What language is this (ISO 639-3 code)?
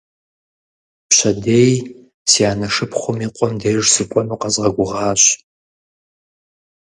kbd